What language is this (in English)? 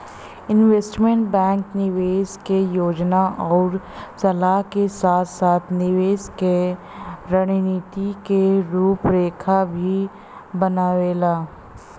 Bhojpuri